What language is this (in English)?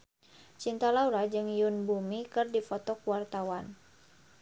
Sundanese